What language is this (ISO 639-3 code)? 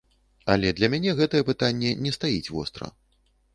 bel